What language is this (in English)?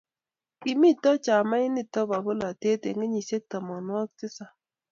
Kalenjin